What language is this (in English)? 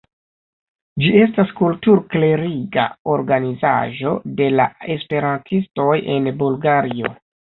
Esperanto